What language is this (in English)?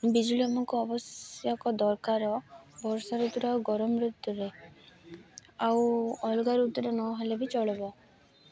Odia